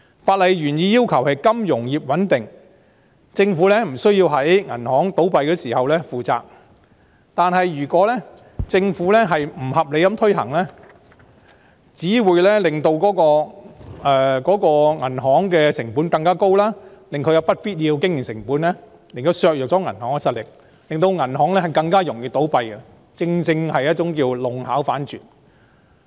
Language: Cantonese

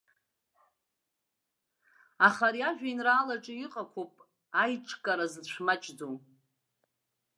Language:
Abkhazian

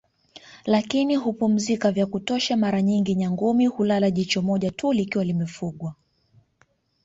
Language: Swahili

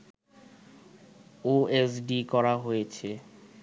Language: Bangla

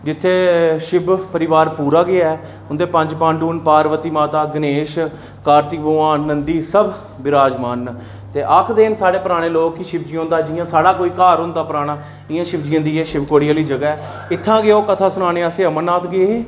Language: Dogri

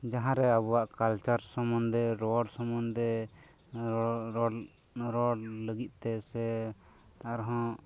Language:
Santali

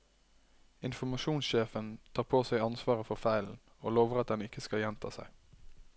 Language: Norwegian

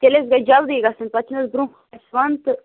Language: Kashmiri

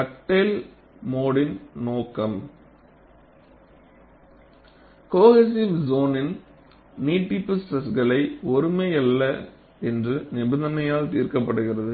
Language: Tamil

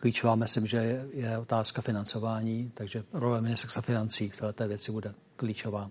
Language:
Czech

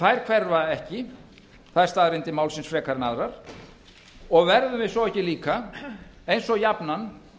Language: Icelandic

